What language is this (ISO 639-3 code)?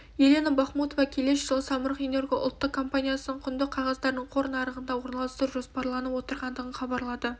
kaz